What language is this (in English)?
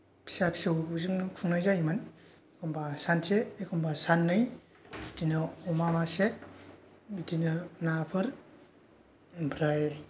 Bodo